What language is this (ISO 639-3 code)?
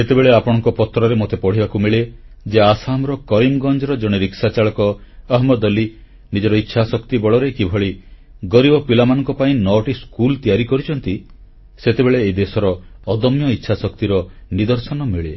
ori